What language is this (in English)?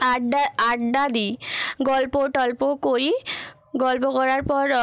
Bangla